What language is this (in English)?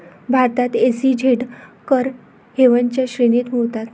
Marathi